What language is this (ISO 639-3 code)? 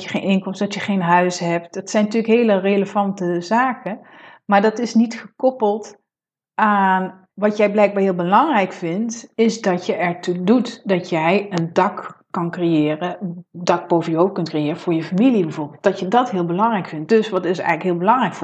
nld